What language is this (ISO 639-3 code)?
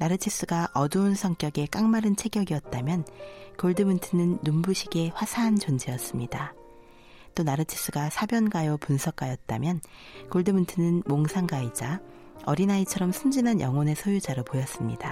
kor